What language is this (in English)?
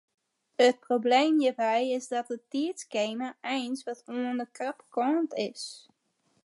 Western Frisian